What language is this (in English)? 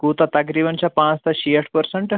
Kashmiri